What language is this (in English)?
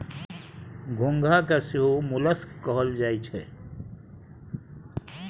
Maithili